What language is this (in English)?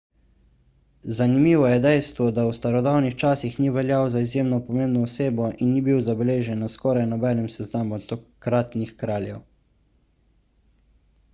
Slovenian